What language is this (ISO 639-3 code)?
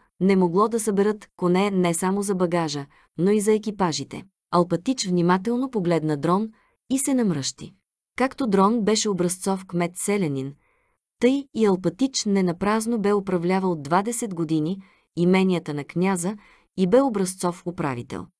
bul